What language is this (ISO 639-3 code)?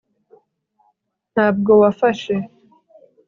kin